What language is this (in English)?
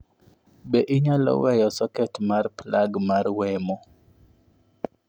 Luo (Kenya and Tanzania)